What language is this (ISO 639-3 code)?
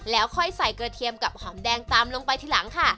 tha